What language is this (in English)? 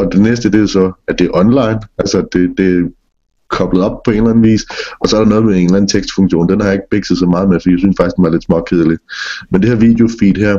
Danish